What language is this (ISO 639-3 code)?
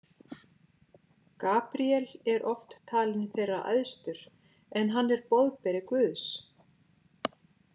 isl